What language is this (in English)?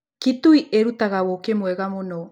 Kikuyu